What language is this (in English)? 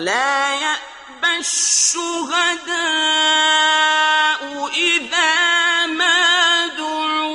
Arabic